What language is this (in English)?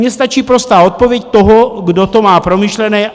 Czech